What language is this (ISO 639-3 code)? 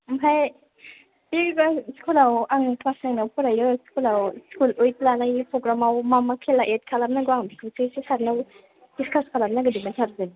brx